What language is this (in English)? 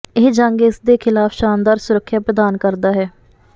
Punjabi